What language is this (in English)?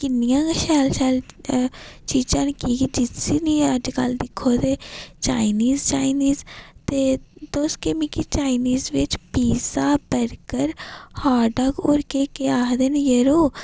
Dogri